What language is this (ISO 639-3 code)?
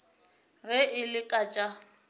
nso